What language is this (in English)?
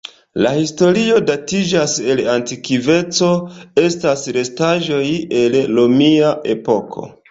Esperanto